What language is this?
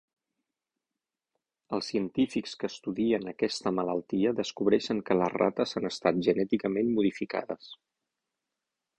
Catalan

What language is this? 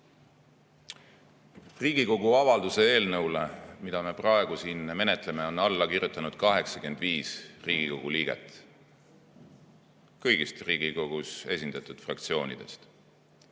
Estonian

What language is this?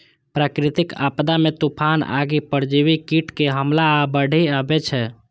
Maithili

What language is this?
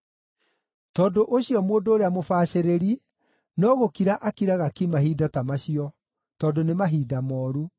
Kikuyu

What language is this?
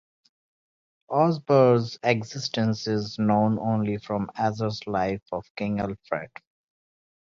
English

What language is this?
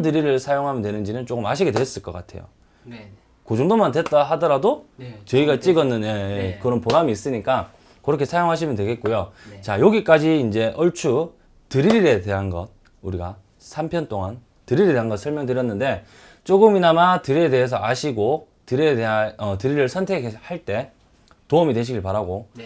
Korean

